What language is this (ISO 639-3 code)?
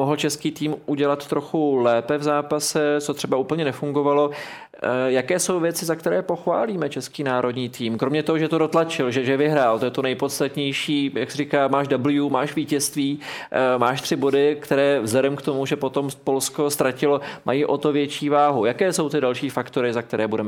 ces